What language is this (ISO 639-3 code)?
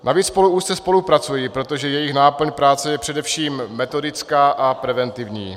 ces